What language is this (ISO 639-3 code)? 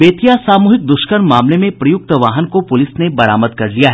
hin